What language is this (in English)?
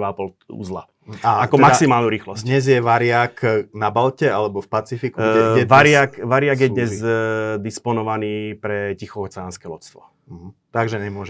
Slovak